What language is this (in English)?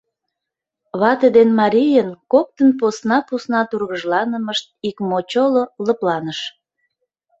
Mari